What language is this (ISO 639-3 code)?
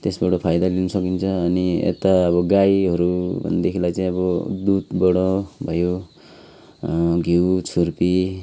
nep